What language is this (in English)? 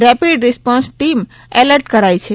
Gujarati